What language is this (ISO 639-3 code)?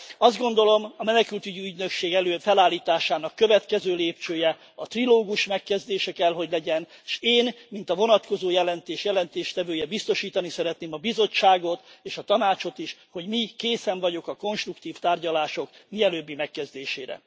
hun